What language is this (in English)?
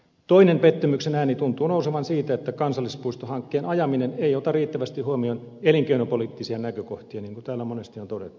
Finnish